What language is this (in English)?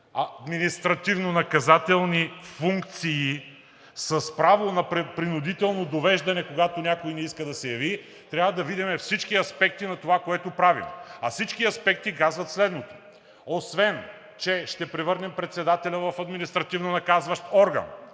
Bulgarian